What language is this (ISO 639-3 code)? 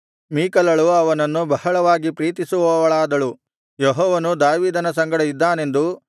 kan